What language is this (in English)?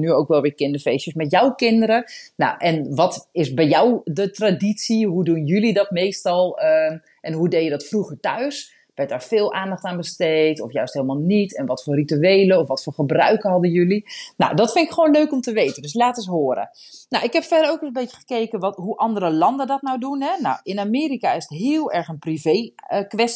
Dutch